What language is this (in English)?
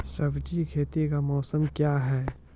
Maithili